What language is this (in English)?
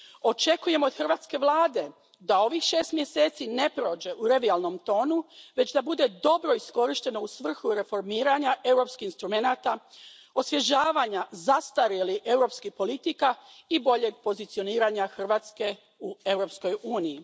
Croatian